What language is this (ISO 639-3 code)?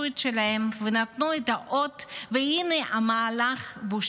heb